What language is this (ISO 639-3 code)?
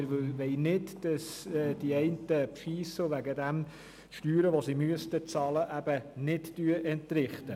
gsw